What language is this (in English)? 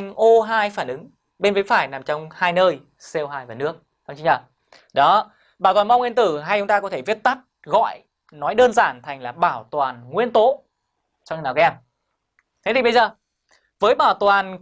Vietnamese